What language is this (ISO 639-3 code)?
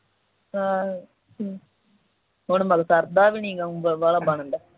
pan